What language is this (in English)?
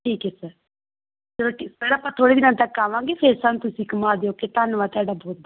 Punjabi